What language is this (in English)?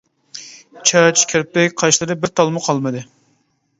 Uyghur